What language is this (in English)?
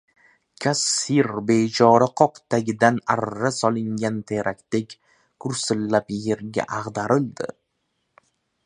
Uzbek